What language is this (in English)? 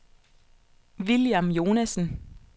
Danish